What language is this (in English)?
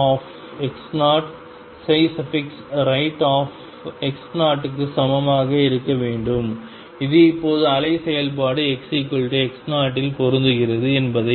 Tamil